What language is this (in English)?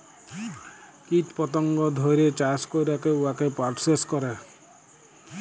Bangla